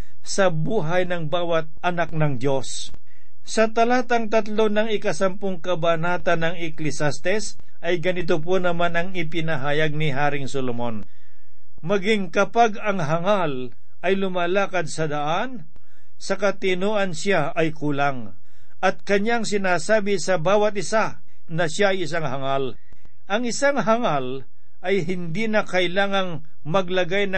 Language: Filipino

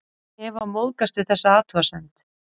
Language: Icelandic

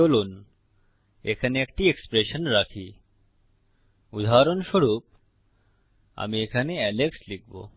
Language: Bangla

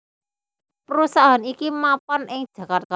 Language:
Javanese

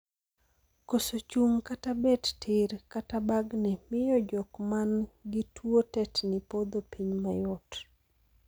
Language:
Luo (Kenya and Tanzania)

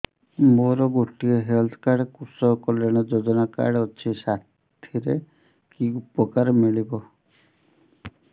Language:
Odia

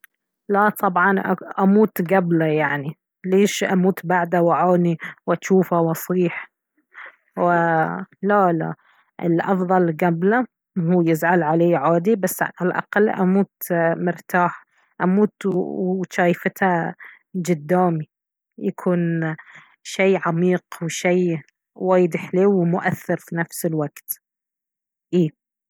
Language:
Baharna Arabic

